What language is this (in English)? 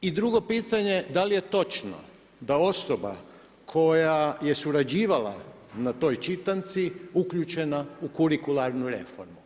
Croatian